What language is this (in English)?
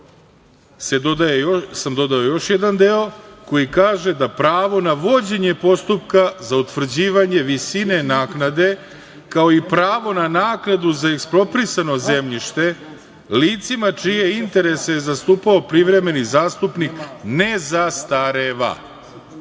Serbian